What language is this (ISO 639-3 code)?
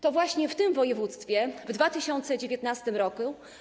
pol